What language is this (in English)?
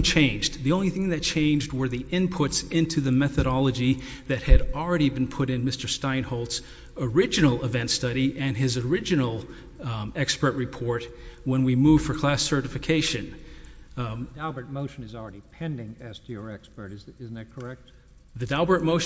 English